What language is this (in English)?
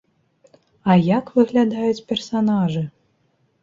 Belarusian